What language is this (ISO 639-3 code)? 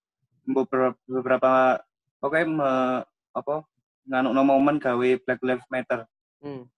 ind